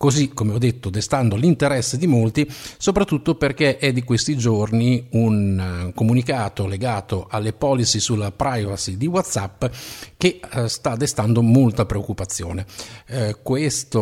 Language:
Italian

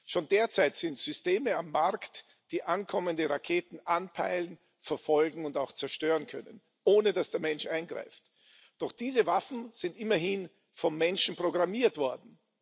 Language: German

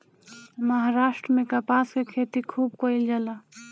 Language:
Bhojpuri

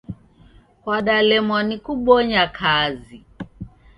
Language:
Taita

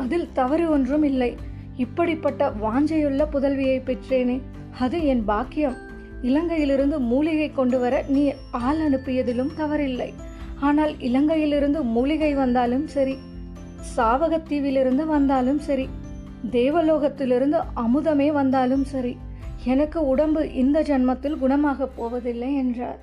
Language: Tamil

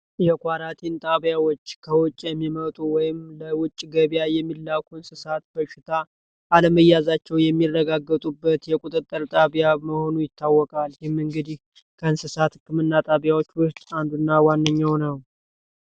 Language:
Amharic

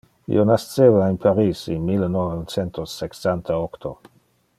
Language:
Interlingua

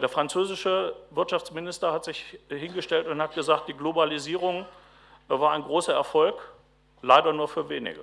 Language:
German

